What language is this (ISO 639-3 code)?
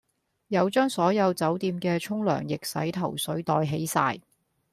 yue